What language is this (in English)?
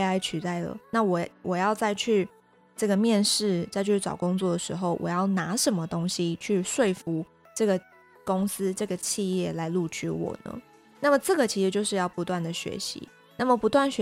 Chinese